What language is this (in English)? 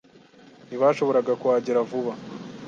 Kinyarwanda